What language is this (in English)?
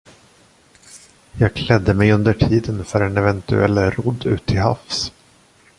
Swedish